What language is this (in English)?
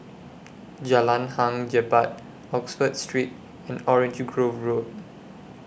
English